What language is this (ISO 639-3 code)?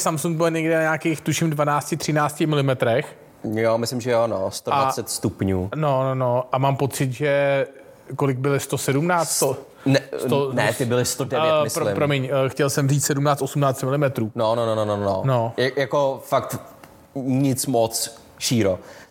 ces